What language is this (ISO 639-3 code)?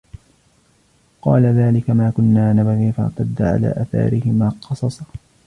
ara